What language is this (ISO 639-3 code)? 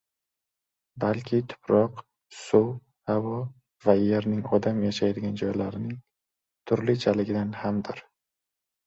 uzb